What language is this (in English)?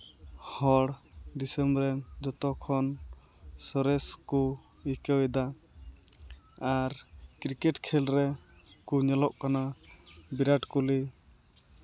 Santali